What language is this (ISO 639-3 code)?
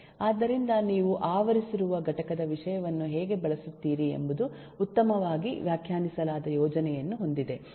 kan